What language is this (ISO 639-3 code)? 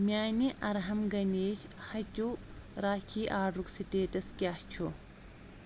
kas